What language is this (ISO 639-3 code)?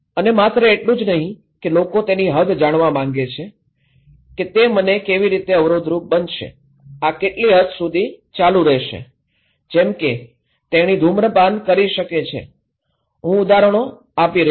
guj